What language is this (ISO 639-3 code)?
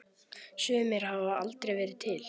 isl